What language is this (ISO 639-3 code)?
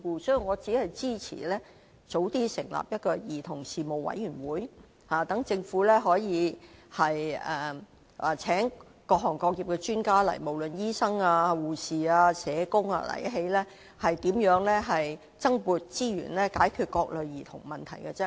yue